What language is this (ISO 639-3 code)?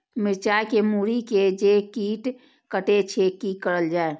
mai